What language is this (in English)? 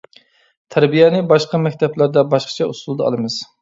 Uyghur